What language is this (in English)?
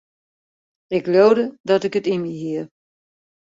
Western Frisian